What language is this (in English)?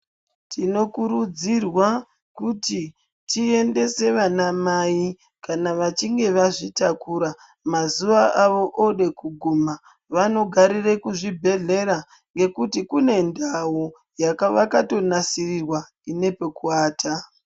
Ndau